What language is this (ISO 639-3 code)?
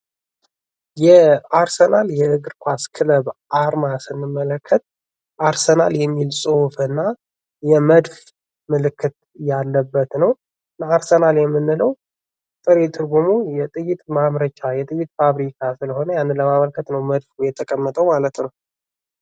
amh